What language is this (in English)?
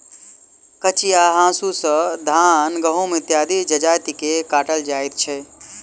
Maithili